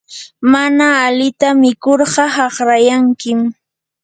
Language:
Yanahuanca Pasco Quechua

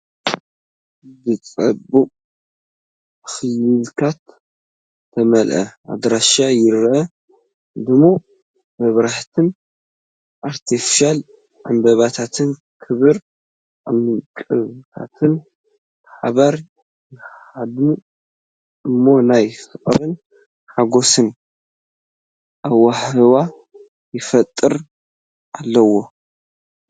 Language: Tigrinya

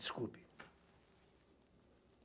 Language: Portuguese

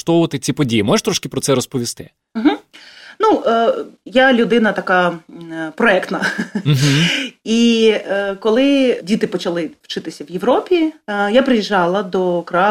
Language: Ukrainian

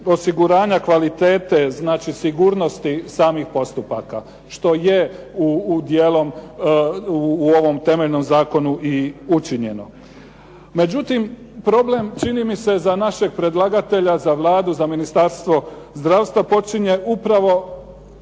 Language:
Croatian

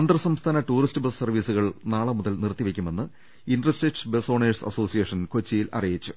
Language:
Malayalam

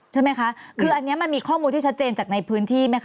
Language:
Thai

